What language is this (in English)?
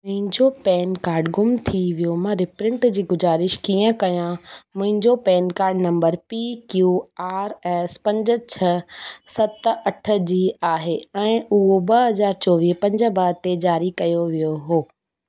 Sindhi